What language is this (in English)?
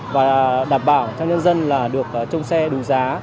Vietnamese